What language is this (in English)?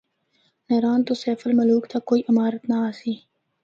Northern Hindko